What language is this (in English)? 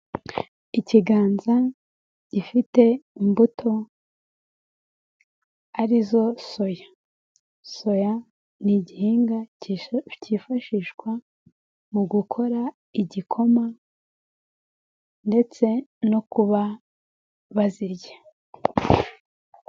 Kinyarwanda